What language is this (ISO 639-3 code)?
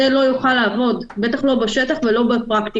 heb